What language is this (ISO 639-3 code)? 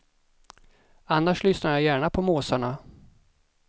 swe